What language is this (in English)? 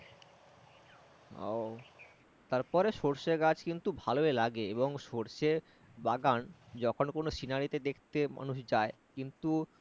Bangla